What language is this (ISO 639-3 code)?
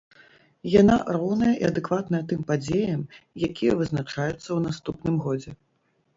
bel